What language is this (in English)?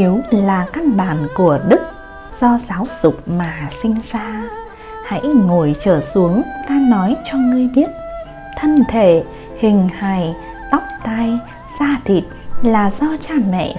Vietnamese